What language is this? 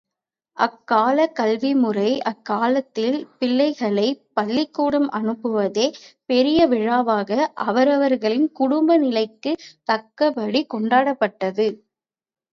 Tamil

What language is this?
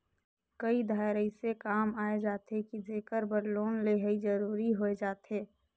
Chhattisgarhi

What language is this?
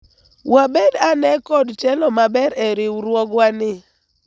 Luo (Kenya and Tanzania)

